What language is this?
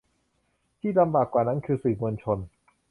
Thai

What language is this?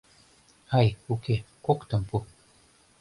Mari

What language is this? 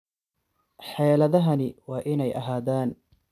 Somali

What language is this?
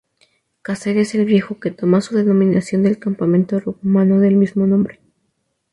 Spanish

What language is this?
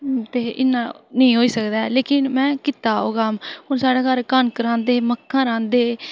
Dogri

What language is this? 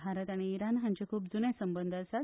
Konkani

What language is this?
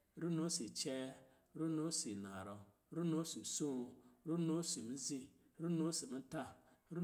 Lijili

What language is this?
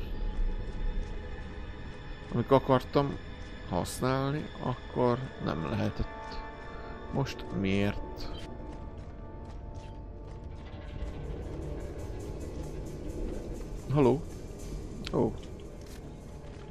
Hungarian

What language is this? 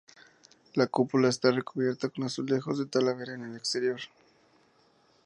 Spanish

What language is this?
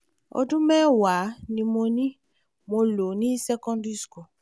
Yoruba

